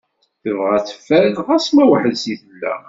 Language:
Kabyle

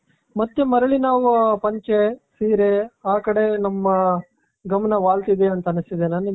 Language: Kannada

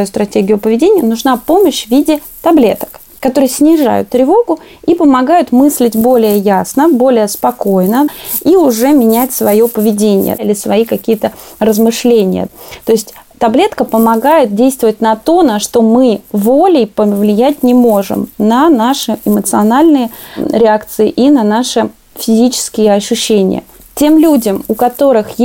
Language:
Russian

